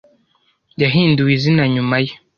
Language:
Kinyarwanda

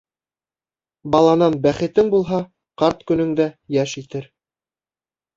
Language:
Bashkir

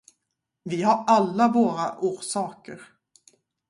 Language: Swedish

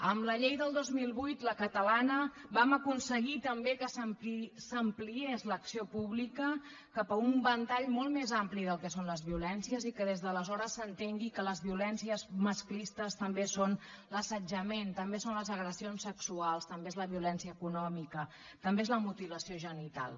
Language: Catalan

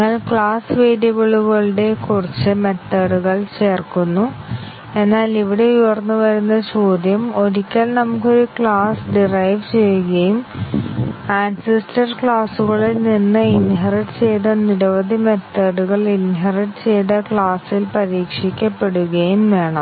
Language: Malayalam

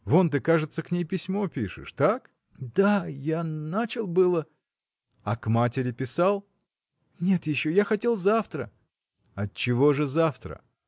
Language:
Russian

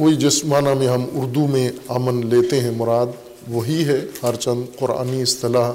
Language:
Urdu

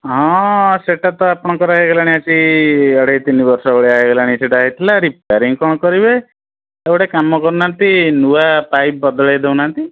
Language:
Odia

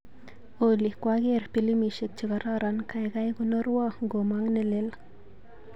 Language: Kalenjin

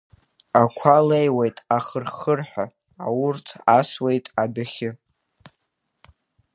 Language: Abkhazian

